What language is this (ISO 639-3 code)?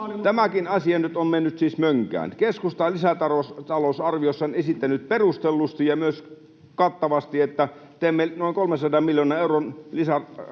fin